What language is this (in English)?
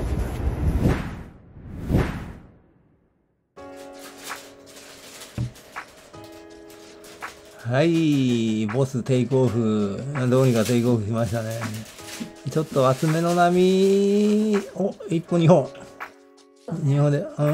Japanese